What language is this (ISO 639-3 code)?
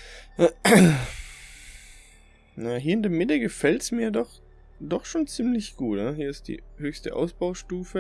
deu